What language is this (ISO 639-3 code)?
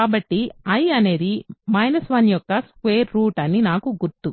tel